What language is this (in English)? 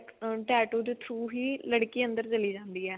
Punjabi